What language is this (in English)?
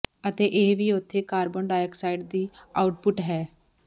Punjabi